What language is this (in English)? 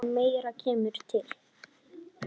Icelandic